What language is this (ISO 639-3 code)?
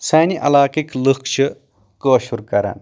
kas